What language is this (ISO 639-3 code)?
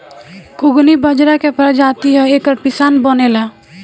bho